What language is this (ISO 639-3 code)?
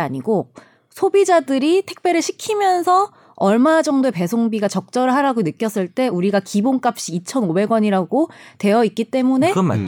kor